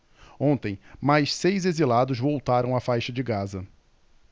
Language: Portuguese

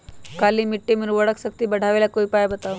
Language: Magahi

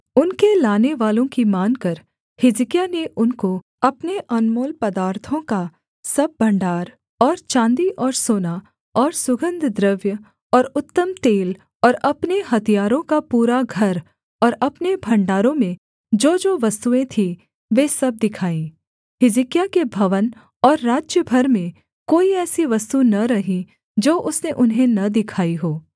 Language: Hindi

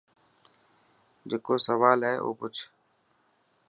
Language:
Dhatki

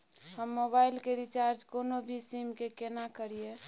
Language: Maithili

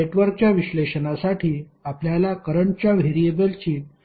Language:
Marathi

